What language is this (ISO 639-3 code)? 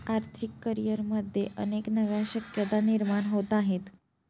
mar